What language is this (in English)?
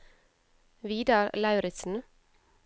Norwegian